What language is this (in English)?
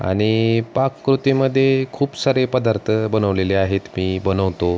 Marathi